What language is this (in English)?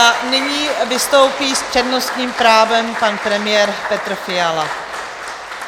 Czech